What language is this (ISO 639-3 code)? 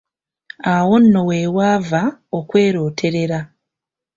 lug